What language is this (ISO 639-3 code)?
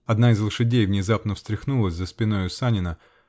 rus